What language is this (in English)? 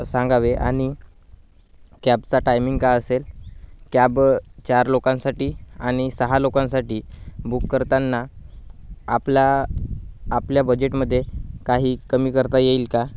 Marathi